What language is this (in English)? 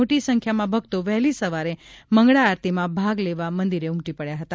Gujarati